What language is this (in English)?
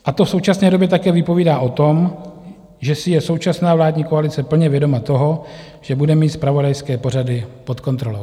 Czech